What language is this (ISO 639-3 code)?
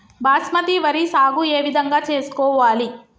tel